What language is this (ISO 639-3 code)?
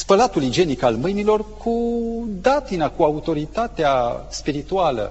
ron